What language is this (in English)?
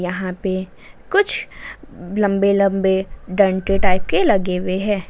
Hindi